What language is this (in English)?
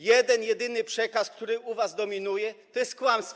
Polish